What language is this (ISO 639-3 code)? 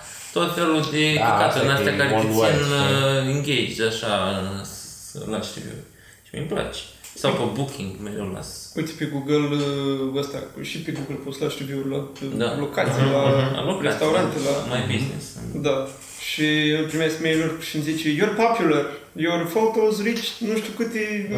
ron